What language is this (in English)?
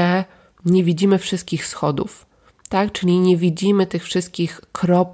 Polish